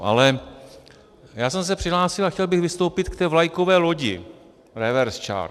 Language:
Czech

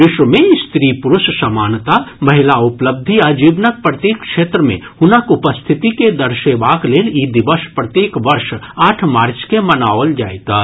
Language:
Maithili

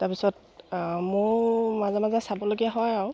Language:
Assamese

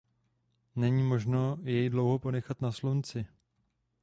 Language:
Czech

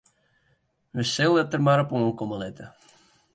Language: Western Frisian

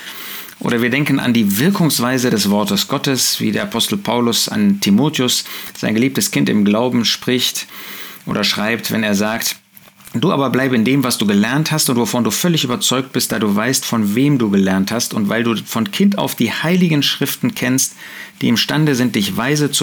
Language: German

